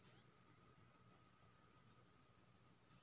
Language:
Maithili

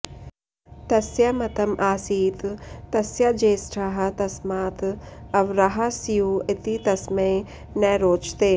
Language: Sanskrit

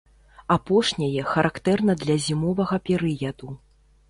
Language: Belarusian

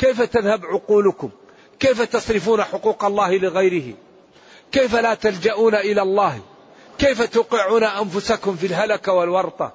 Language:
Arabic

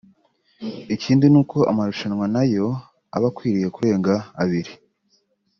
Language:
Kinyarwanda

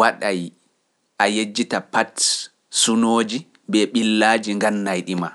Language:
Pular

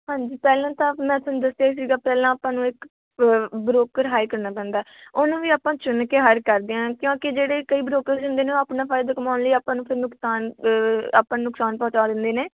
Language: Punjabi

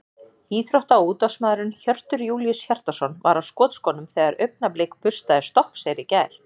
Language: Icelandic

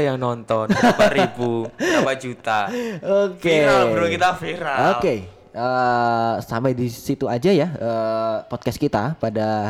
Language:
Indonesian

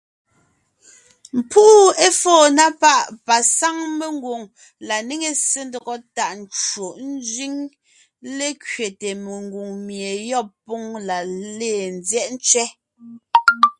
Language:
Ngiemboon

